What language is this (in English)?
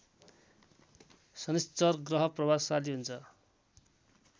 Nepali